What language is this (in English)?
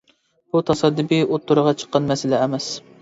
Uyghur